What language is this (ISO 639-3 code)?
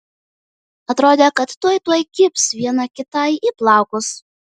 lit